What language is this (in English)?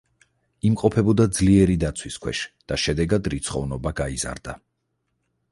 Georgian